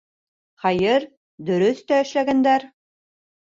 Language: Bashkir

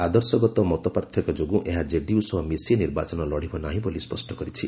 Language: Odia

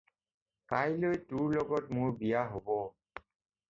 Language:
Assamese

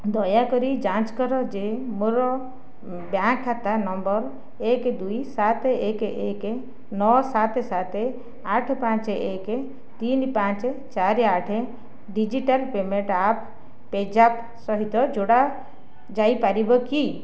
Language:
Odia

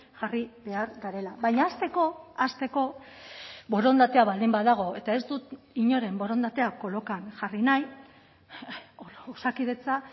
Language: Basque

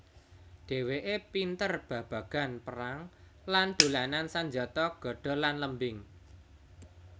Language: Javanese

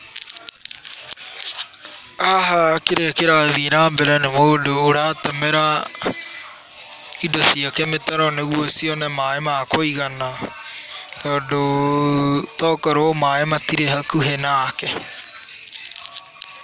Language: Kikuyu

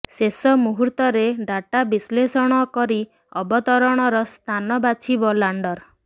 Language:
Odia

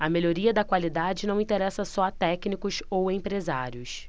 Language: Portuguese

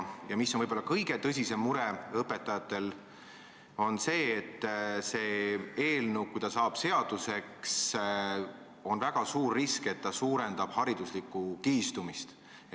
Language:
Estonian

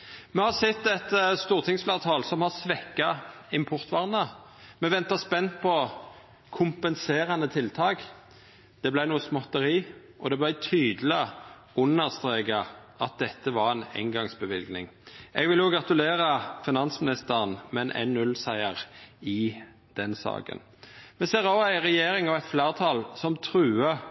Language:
Norwegian Nynorsk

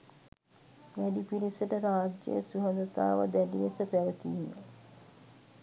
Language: Sinhala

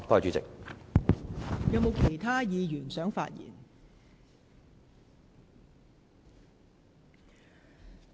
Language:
Cantonese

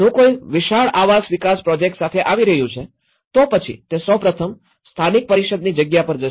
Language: Gujarati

